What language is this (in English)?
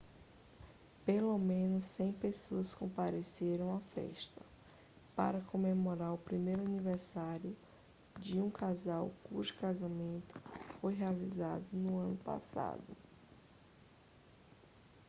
Portuguese